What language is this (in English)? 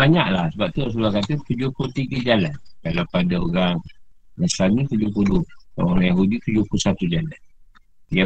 Malay